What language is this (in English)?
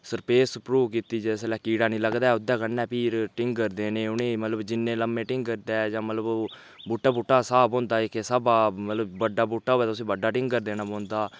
Dogri